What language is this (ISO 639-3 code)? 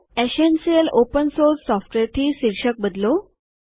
guj